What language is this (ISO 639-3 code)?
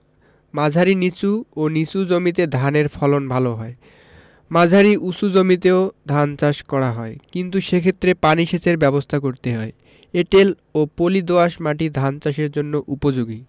ben